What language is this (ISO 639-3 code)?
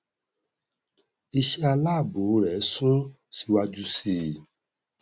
yor